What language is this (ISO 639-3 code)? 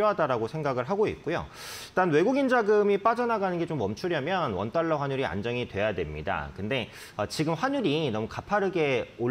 kor